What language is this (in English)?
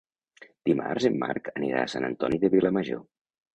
Catalan